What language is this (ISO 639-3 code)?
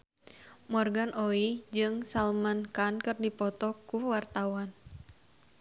sun